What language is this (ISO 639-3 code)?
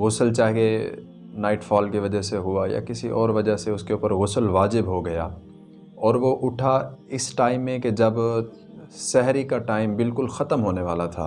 urd